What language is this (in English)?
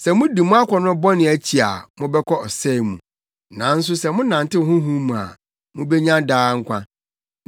Akan